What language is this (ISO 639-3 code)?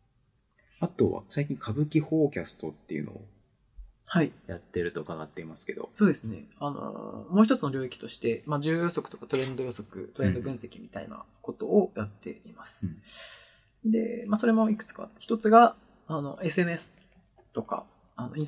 jpn